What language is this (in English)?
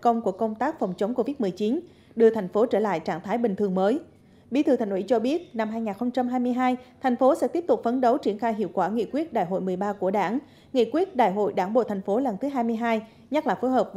Vietnamese